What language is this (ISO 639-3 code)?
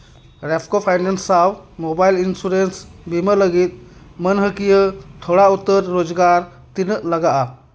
sat